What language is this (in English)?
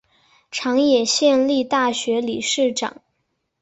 Chinese